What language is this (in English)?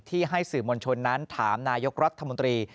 Thai